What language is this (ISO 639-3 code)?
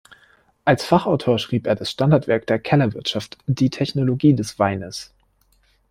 deu